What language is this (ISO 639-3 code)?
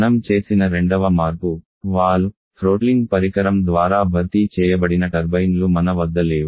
tel